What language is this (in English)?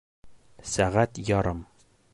Bashkir